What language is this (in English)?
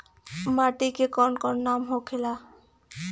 Bhojpuri